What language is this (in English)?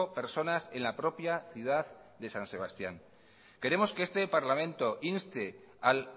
Spanish